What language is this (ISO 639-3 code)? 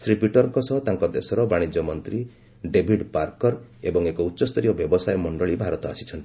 ori